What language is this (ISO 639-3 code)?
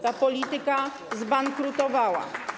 pol